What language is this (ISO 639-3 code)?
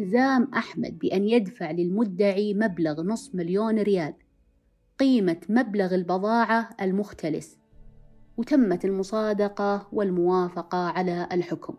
ara